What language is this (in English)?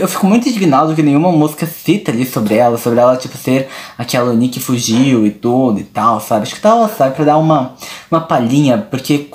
Portuguese